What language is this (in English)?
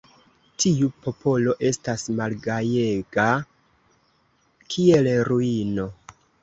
Esperanto